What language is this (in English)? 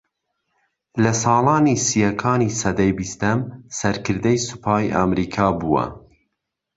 Central Kurdish